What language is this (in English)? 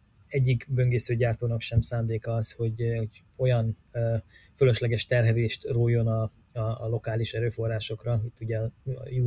Hungarian